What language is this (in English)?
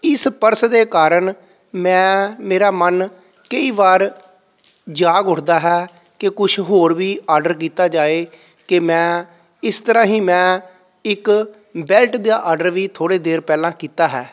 Punjabi